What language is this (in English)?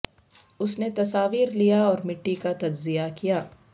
Urdu